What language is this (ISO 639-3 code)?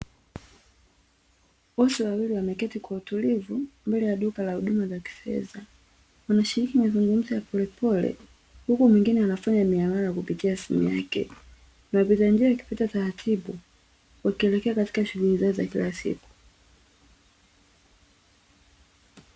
swa